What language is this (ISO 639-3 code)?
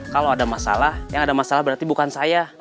ind